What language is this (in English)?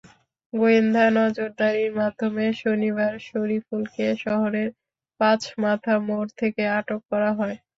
Bangla